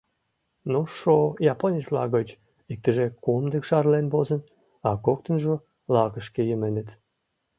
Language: Mari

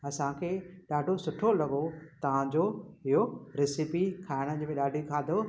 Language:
Sindhi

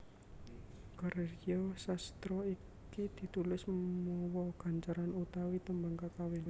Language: Javanese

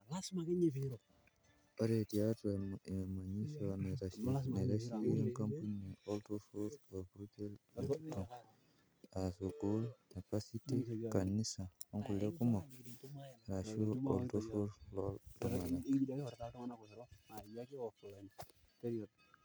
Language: Masai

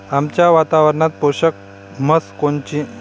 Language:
Marathi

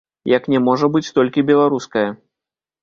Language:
Belarusian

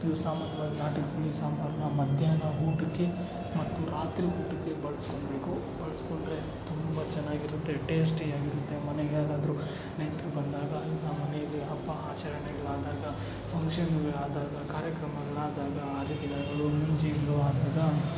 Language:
Kannada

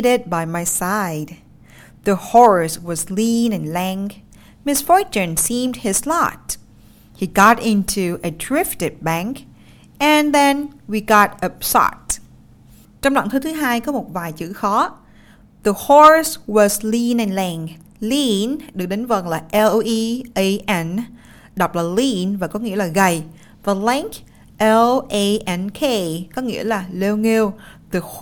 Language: Vietnamese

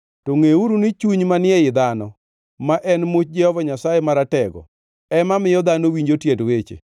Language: Luo (Kenya and Tanzania)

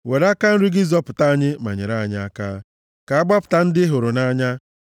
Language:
Igbo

